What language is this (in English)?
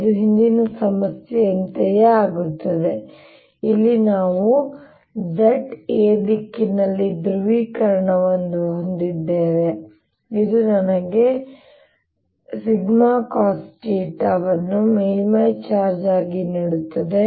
Kannada